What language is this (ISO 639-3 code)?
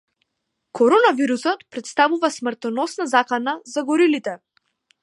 mkd